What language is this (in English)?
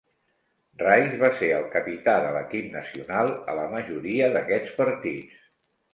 Catalan